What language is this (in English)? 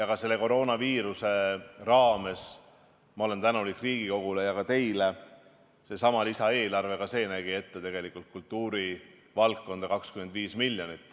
Estonian